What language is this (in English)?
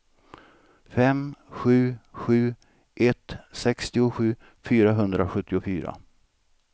Swedish